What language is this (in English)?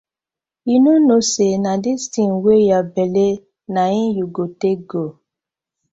Nigerian Pidgin